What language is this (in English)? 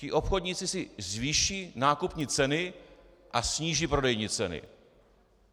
Czech